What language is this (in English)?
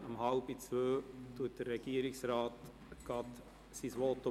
Swiss German